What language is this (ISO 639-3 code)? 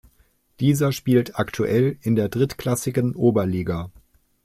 deu